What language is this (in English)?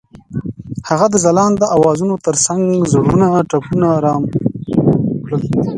Pashto